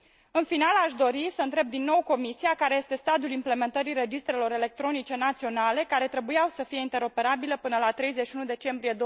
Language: Romanian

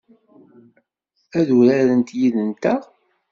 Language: Kabyle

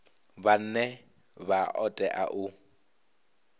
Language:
Venda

